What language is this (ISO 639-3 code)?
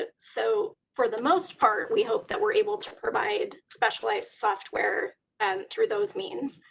eng